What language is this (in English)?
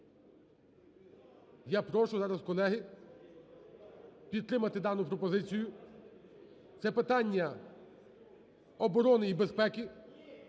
Ukrainian